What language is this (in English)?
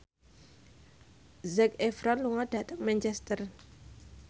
Javanese